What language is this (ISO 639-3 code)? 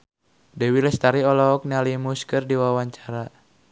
sun